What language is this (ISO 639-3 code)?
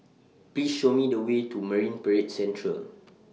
eng